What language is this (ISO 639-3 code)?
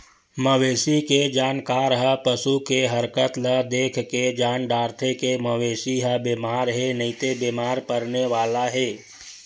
hne